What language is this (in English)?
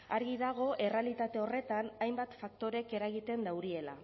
Basque